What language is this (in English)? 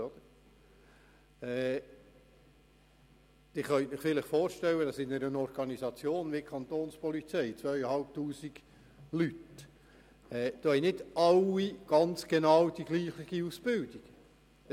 Swiss German